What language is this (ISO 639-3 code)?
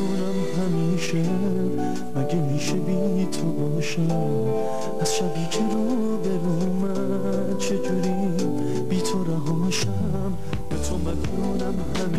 fas